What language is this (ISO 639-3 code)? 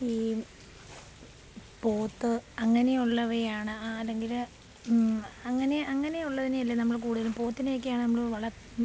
mal